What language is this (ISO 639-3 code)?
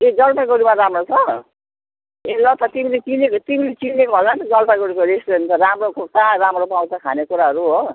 nep